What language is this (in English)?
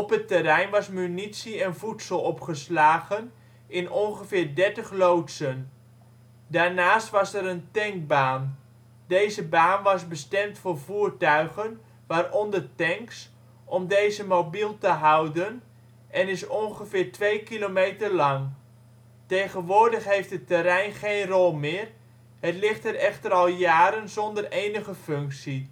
Dutch